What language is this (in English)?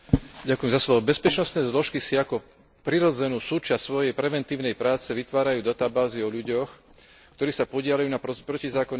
Slovak